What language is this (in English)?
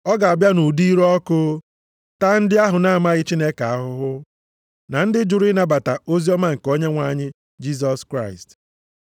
Igbo